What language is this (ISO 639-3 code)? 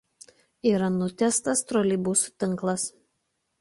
lit